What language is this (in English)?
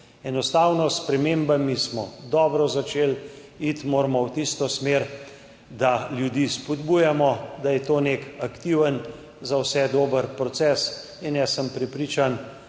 Slovenian